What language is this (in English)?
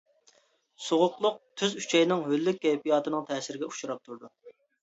Uyghur